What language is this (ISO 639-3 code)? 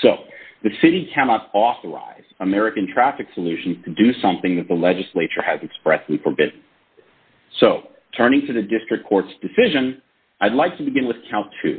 eng